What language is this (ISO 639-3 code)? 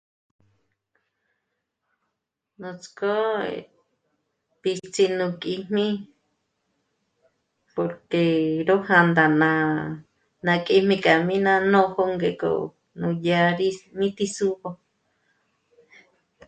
mmc